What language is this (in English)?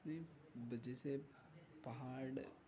Urdu